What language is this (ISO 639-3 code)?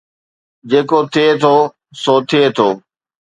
snd